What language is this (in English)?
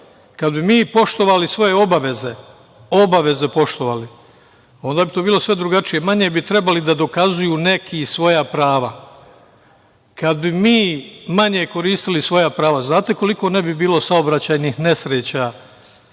Serbian